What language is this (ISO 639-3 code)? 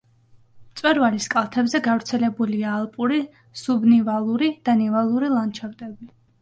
kat